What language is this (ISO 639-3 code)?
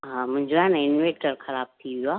snd